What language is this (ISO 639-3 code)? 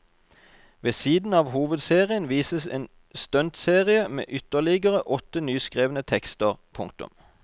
nor